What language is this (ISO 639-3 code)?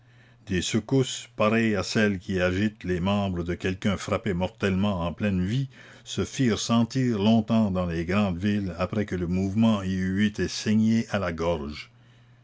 fra